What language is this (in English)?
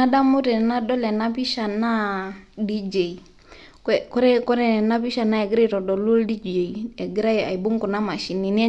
Masai